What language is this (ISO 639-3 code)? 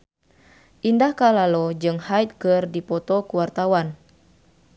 sun